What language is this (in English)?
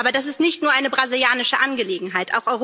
German